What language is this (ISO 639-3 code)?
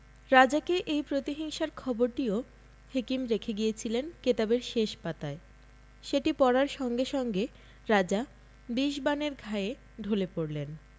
ben